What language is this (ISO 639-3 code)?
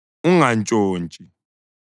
nde